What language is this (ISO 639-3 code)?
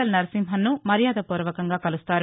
tel